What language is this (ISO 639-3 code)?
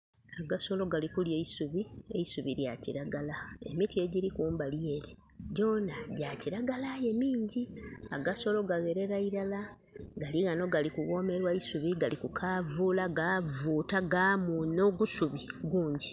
xog